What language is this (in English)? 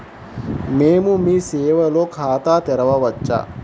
Telugu